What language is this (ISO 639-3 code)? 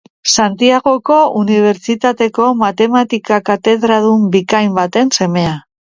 eus